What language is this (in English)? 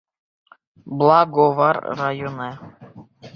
Bashkir